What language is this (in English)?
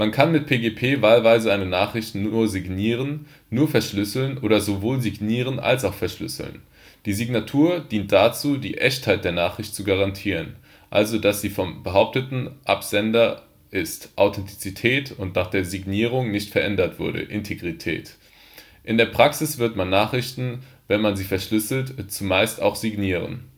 German